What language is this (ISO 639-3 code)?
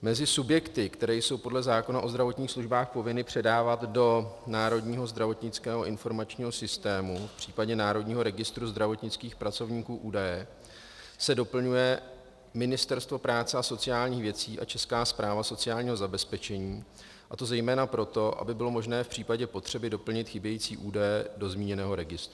ces